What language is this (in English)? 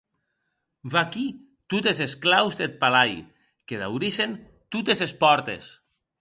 Occitan